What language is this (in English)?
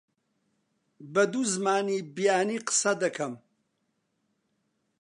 Central Kurdish